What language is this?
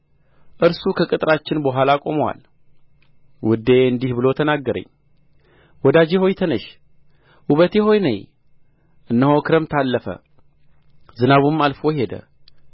Amharic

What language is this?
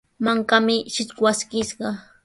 Sihuas Ancash Quechua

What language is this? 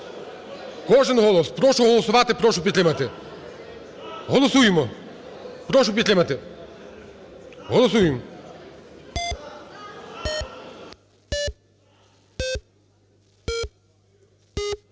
Ukrainian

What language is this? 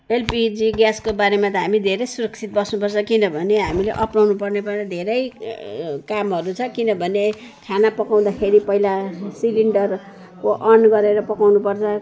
Nepali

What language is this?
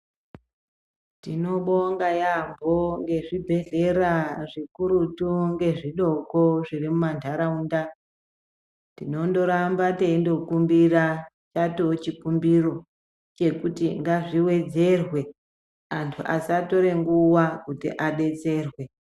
Ndau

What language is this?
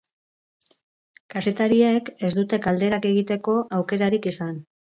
Basque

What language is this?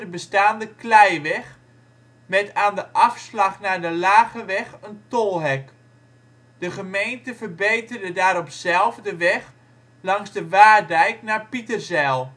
Dutch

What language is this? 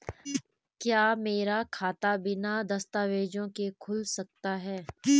Hindi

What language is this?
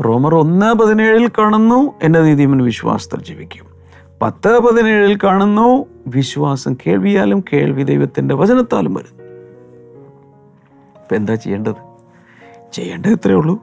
Malayalam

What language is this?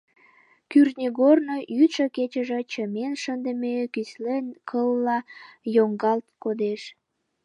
Mari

